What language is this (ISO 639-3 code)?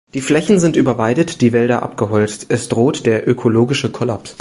deu